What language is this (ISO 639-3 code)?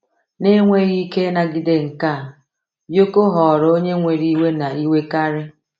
ibo